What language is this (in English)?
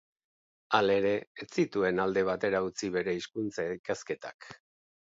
Basque